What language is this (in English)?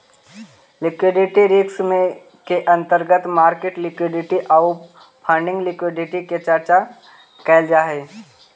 Magahi